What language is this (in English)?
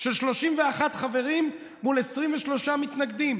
Hebrew